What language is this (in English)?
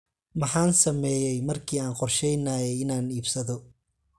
Somali